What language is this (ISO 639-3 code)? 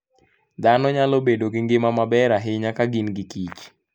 luo